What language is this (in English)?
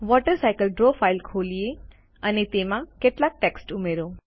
Gujarati